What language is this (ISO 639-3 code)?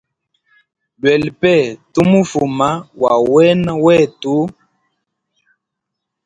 hem